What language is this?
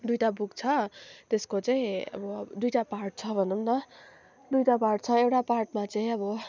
Nepali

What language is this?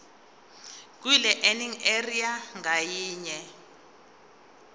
Zulu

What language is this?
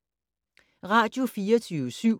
Danish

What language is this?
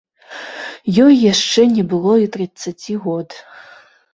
Belarusian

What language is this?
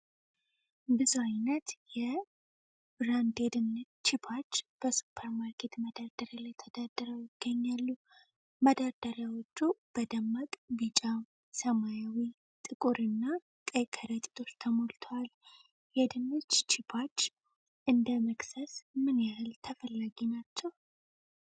Amharic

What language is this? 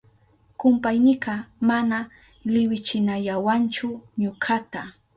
Southern Pastaza Quechua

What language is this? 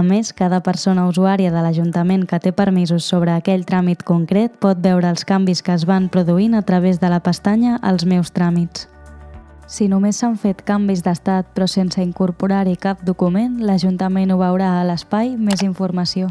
Catalan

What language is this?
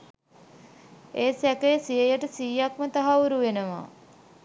Sinhala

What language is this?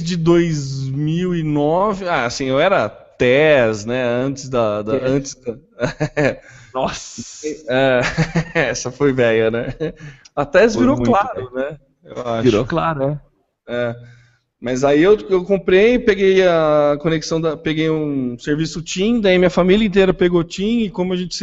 Portuguese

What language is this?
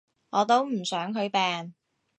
Cantonese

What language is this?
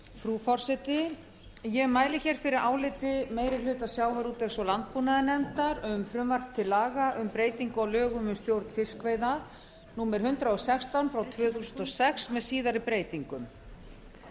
Icelandic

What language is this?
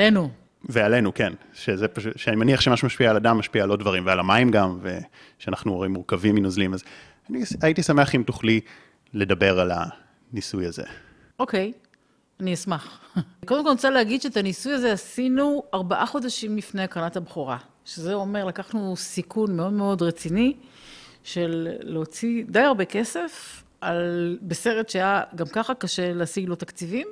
Hebrew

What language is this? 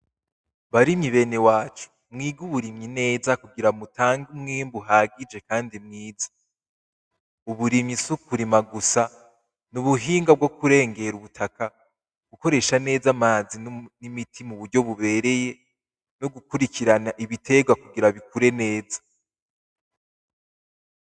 Rundi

